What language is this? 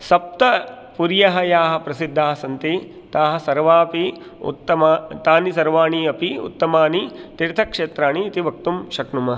Sanskrit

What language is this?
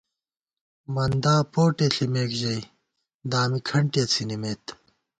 Gawar-Bati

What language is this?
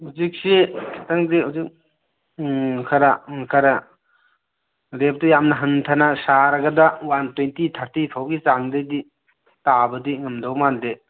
Manipuri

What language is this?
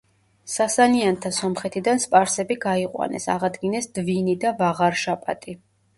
Georgian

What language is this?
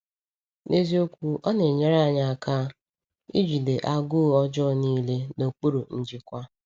Igbo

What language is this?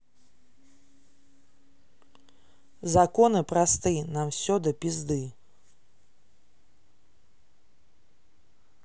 Russian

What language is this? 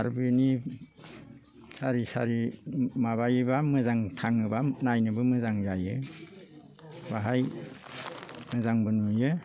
Bodo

